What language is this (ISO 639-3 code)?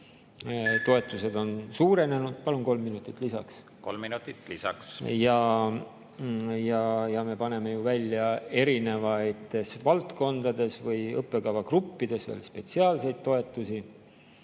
est